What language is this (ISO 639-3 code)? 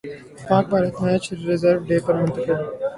urd